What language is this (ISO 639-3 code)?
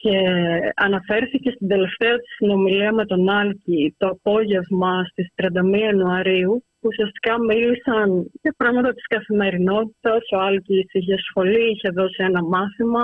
ell